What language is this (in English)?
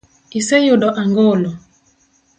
Luo (Kenya and Tanzania)